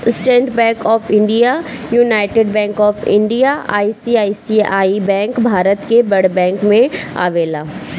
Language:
Bhojpuri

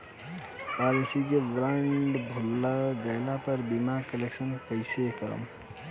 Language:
Bhojpuri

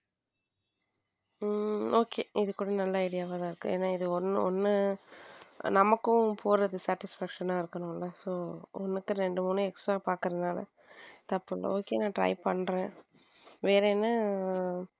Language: Tamil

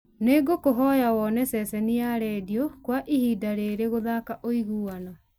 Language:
Kikuyu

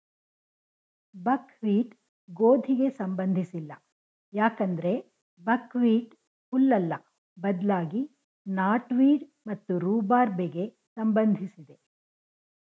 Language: Kannada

